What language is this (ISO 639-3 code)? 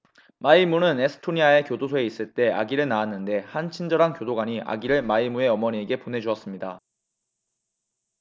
kor